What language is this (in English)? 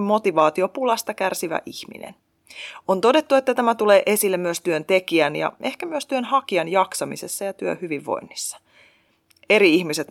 Finnish